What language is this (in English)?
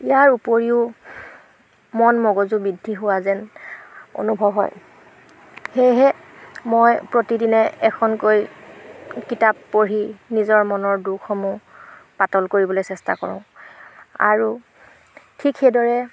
Assamese